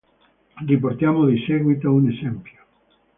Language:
Italian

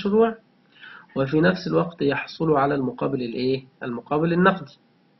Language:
Arabic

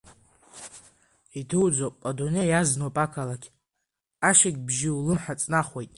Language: Abkhazian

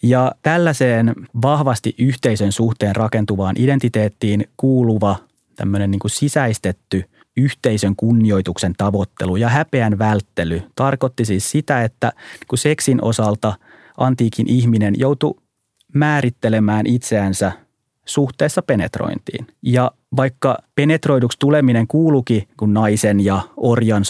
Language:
Finnish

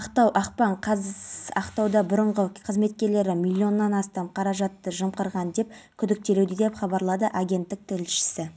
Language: Kazakh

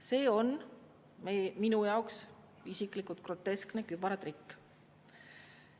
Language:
Estonian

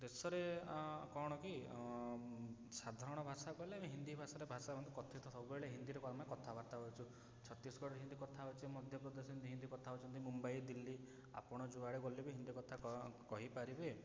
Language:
Odia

